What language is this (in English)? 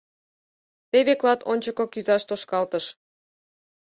Mari